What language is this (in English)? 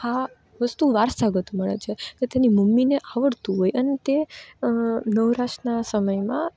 Gujarati